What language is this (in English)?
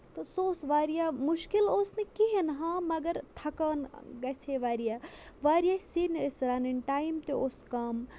Kashmiri